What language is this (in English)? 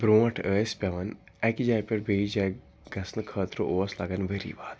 Kashmiri